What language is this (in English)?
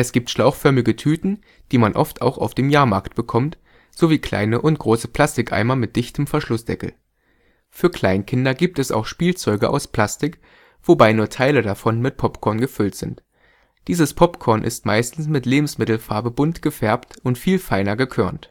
German